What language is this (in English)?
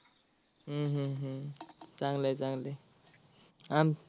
Marathi